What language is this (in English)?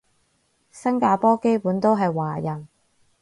Cantonese